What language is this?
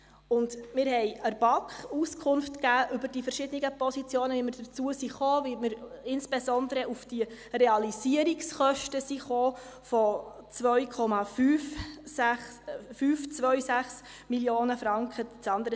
Swiss German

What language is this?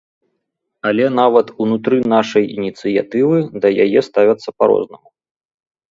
Belarusian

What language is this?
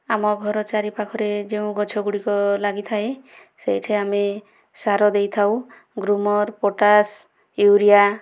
Odia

